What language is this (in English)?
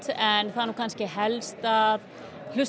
Icelandic